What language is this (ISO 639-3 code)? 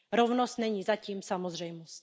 ces